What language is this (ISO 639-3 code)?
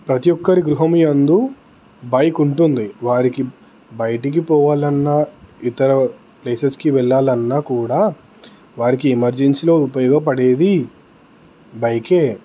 tel